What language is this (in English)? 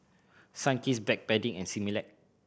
English